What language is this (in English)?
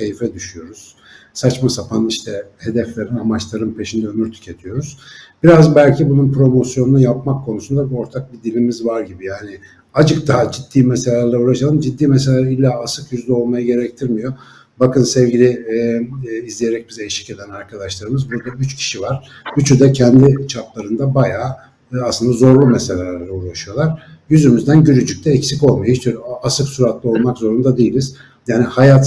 Turkish